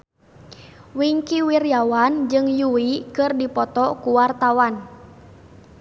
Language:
Sundanese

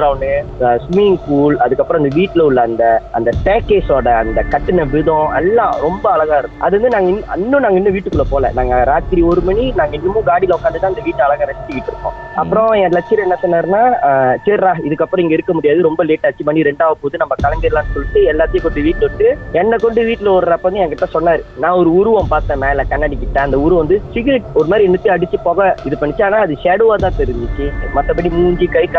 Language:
Tamil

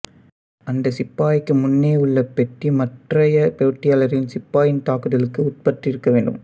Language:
Tamil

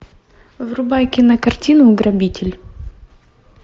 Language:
Russian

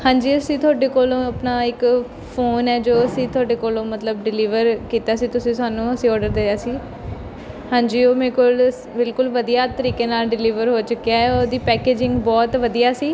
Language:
Punjabi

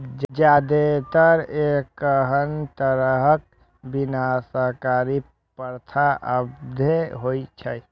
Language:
Maithili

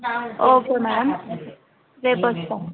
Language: Telugu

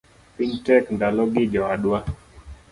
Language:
Luo (Kenya and Tanzania)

